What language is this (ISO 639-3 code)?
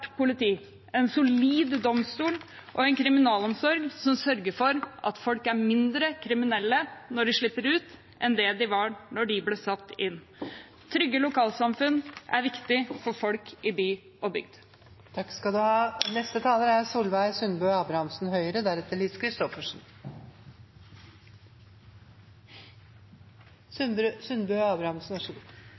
nor